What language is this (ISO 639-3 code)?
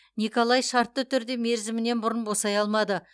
kaz